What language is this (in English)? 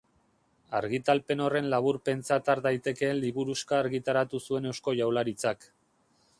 Basque